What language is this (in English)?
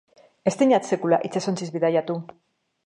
Basque